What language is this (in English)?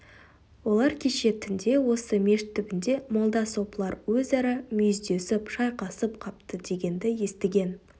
Kazakh